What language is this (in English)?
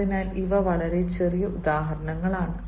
Malayalam